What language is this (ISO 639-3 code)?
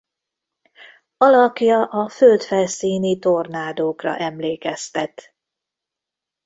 hun